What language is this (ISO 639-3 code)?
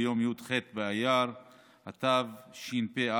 heb